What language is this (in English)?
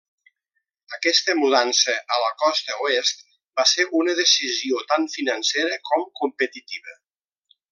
Catalan